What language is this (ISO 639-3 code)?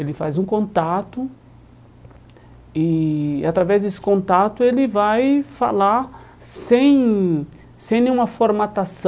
por